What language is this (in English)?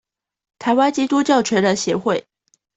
Chinese